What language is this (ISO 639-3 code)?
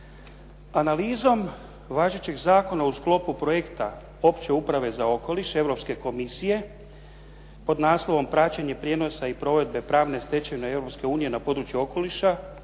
hrv